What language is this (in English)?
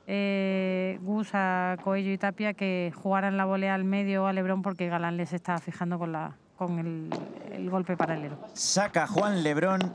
Spanish